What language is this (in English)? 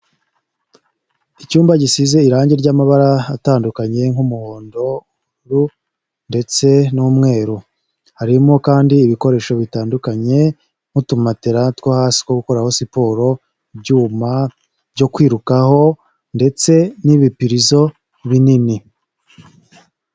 Kinyarwanda